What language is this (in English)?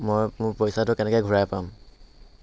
Assamese